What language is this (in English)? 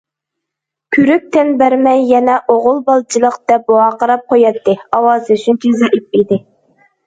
Uyghur